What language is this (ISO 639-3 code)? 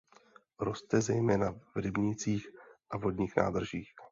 ces